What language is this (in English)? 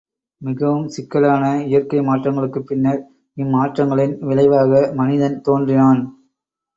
Tamil